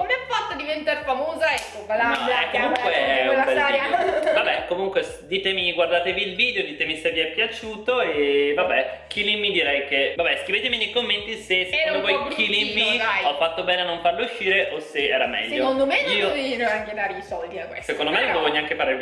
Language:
Italian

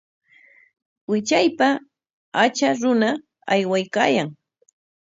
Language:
Corongo Ancash Quechua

